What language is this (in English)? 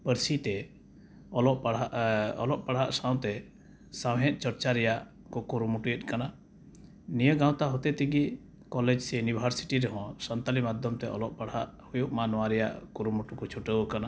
Santali